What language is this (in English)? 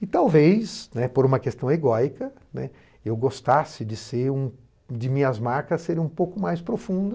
Portuguese